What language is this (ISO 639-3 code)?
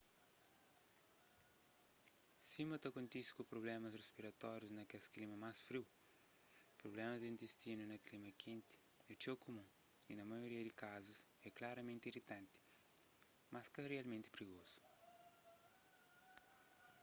kea